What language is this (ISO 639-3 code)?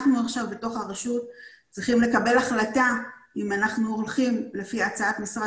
heb